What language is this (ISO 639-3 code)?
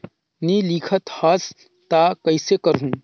hne